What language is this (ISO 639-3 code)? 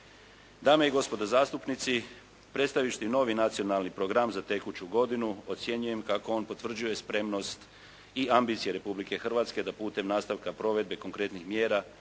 hrv